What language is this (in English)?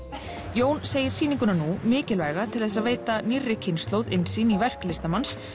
Icelandic